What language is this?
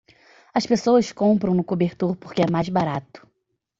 Portuguese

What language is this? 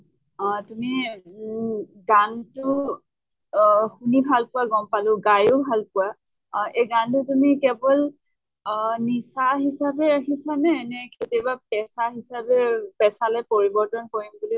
Assamese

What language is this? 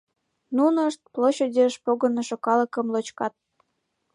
Mari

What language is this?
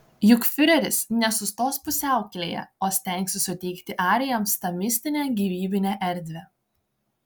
Lithuanian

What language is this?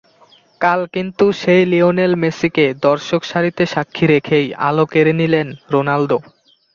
Bangla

